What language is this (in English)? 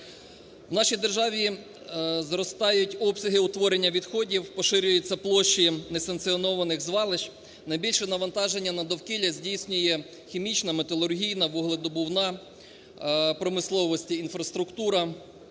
Ukrainian